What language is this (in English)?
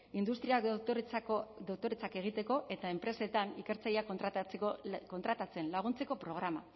Basque